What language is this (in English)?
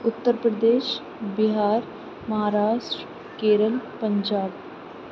Urdu